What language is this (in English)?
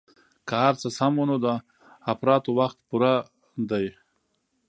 Pashto